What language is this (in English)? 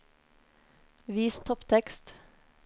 Norwegian